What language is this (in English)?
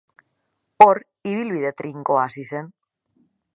Basque